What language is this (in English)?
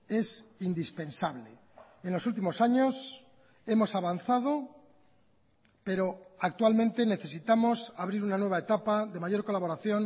Spanish